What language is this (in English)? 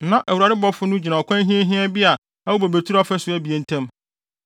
Akan